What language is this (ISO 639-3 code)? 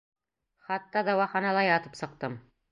bak